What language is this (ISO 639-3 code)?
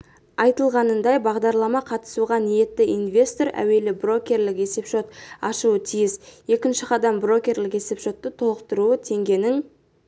kaz